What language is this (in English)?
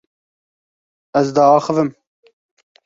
Kurdish